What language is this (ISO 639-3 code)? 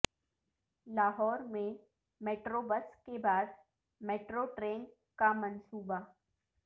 urd